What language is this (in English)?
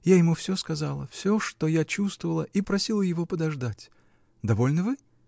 Russian